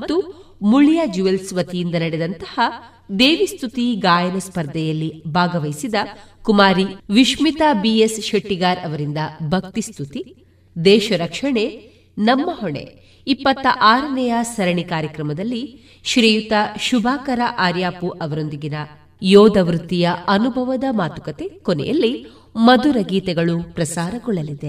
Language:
Kannada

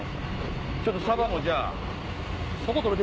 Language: Japanese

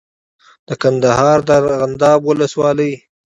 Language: Pashto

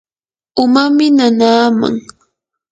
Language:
Yanahuanca Pasco Quechua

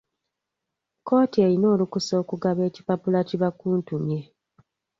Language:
Ganda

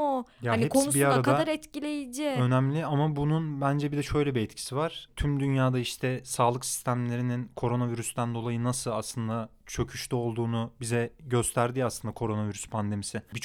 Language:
Turkish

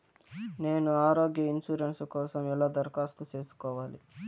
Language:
Telugu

